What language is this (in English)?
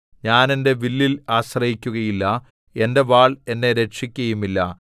Malayalam